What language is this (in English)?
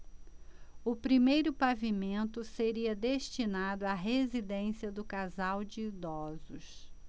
Portuguese